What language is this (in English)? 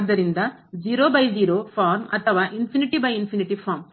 Kannada